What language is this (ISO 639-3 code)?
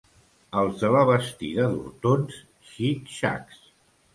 cat